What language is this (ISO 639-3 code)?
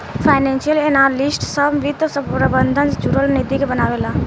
bho